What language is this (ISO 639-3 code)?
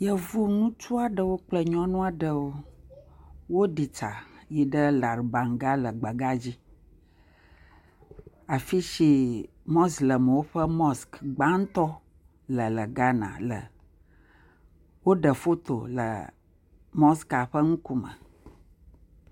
ewe